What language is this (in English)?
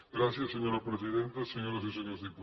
Catalan